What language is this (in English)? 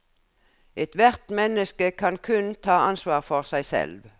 Norwegian